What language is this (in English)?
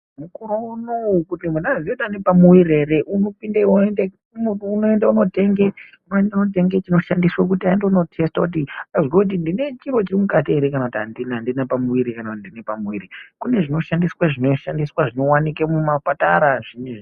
Ndau